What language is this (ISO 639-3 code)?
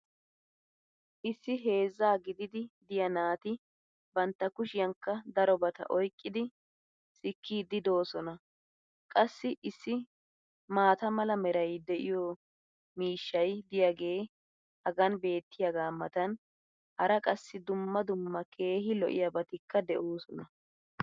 wal